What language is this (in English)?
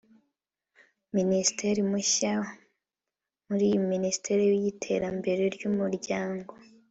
Kinyarwanda